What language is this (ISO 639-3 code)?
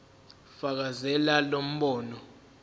zul